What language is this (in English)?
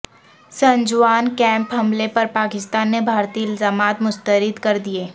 Urdu